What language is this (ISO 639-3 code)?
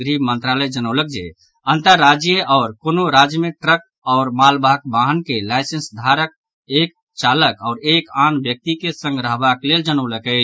mai